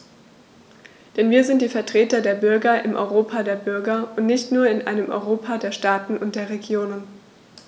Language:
German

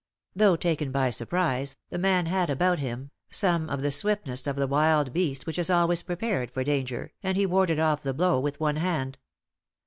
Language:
English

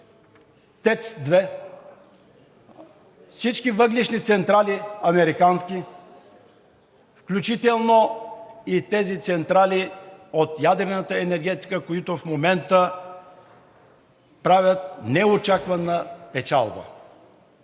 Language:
Bulgarian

